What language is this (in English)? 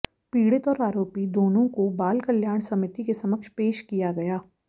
Hindi